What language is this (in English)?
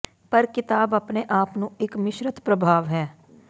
Punjabi